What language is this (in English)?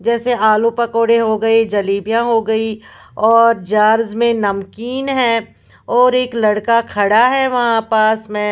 Hindi